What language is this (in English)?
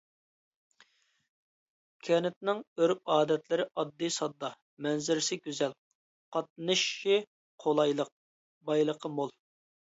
Uyghur